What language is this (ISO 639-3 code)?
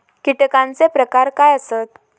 mar